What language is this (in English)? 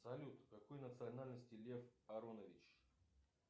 Russian